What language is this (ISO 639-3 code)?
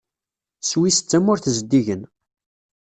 kab